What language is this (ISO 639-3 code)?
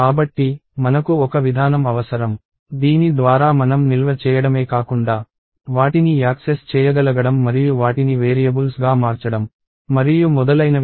tel